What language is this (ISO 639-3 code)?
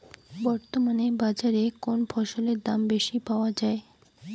ben